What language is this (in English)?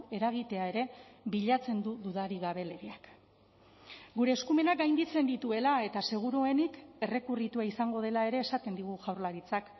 Basque